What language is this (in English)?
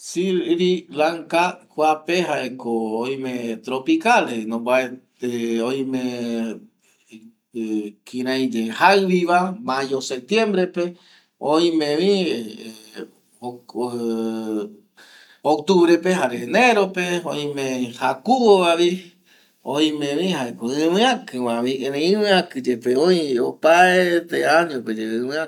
Eastern Bolivian Guaraní